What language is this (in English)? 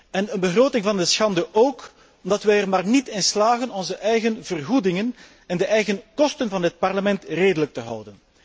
Dutch